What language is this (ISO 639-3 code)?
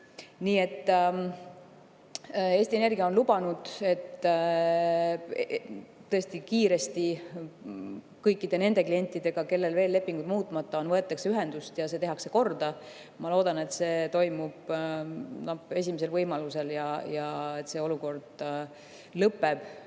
est